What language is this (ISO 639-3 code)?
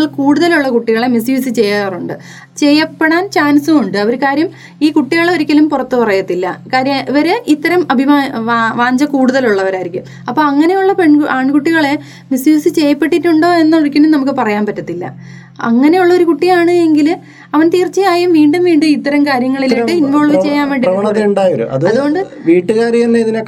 mal